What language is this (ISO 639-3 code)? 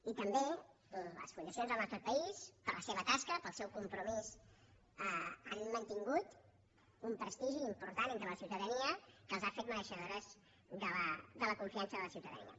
cat